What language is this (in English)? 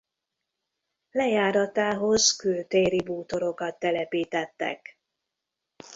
Hungarian